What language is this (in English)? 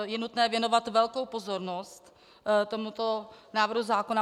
Czech